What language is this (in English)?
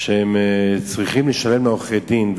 Hebrew